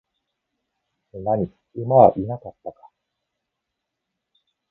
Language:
Japanese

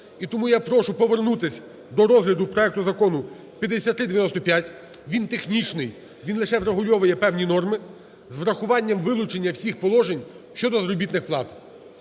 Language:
Ukrainian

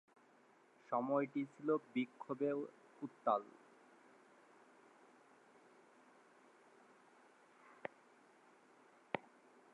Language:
Bangla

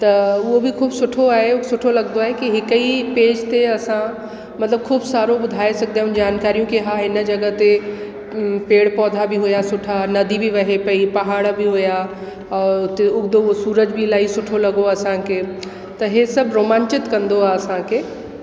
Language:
Sindhi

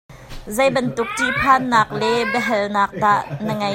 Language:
Hakha Chin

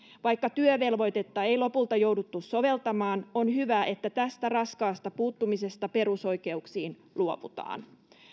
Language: Finnish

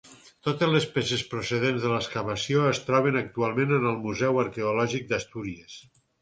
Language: Catalan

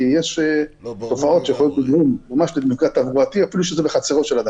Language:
Hebrew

